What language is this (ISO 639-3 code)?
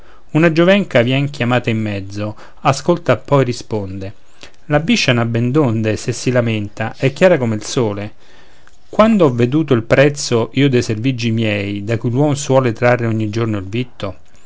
ita